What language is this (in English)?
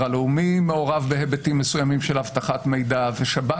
Hebrew